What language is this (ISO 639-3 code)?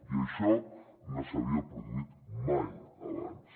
cat